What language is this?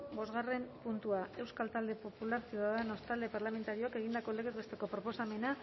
Basque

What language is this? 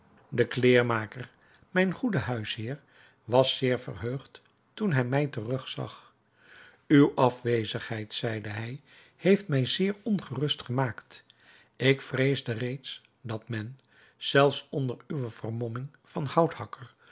Dutch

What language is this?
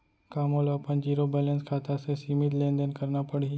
Chhattisgarhi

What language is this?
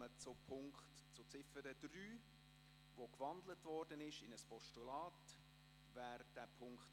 Swiss German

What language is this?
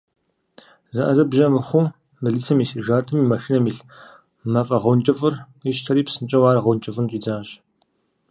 Kabardian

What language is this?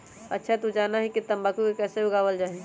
Magahi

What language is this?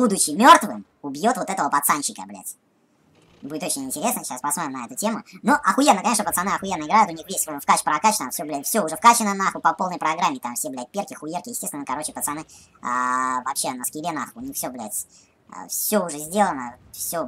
Russian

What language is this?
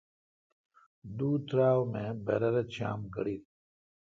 Kalkoti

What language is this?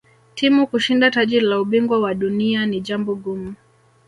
Swahili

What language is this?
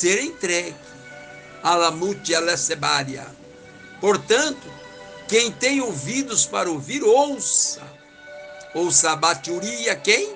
Portuguese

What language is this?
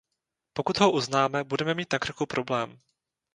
Czech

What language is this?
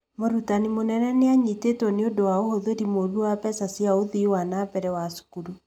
Kikuyu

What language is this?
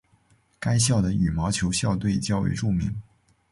Chinese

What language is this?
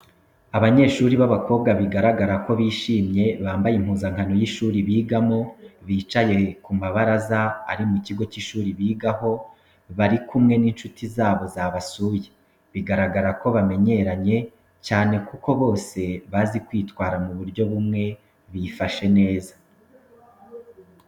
Kinyarwanda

